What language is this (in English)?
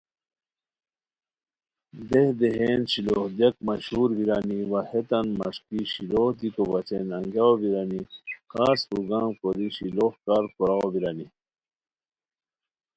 Khowar